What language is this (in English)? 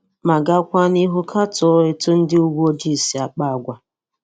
Igbo